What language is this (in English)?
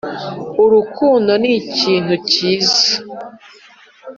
Kinyarwanda